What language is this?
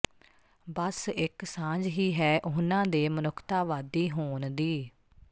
Punjabi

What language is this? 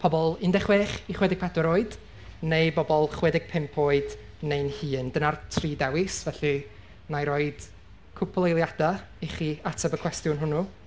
Welsh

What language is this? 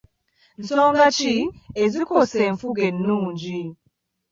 Ganda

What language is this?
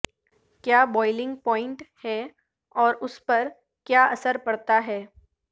Urdu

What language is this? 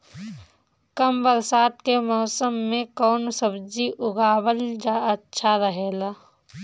Bhojpuri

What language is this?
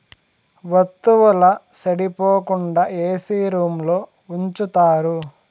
Telugu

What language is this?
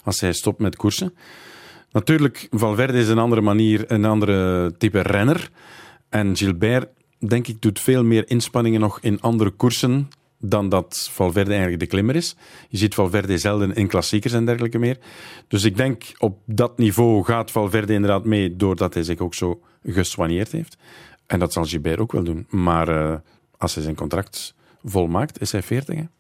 Dutch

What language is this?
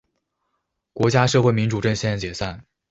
Chinese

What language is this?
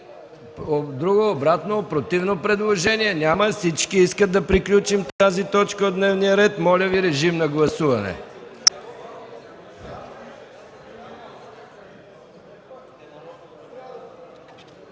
Bulgarian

